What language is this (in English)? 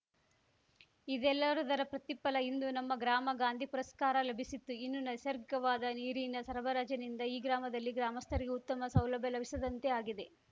Kannada